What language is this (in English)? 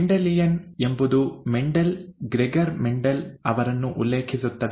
Kannada